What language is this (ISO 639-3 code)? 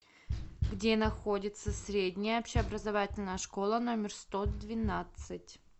rus